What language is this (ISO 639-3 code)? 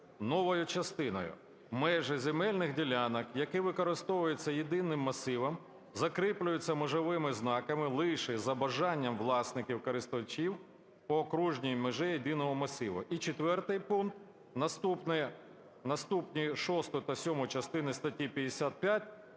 ukr